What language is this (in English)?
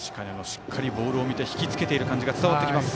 Japanese